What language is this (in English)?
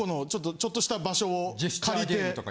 Japanese